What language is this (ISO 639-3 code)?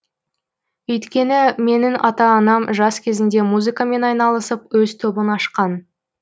kaz